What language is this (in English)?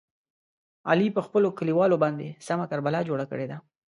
Pashto